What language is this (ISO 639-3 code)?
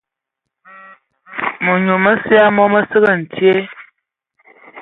ewo